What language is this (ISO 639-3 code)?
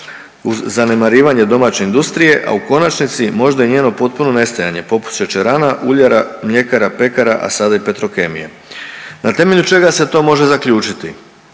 hrv